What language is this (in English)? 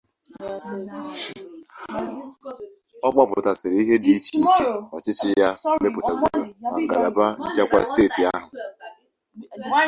Igbo